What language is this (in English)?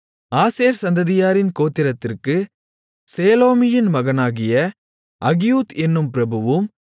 Tamil